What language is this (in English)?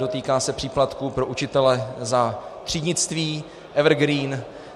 Czech